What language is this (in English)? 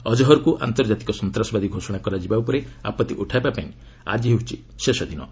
Odia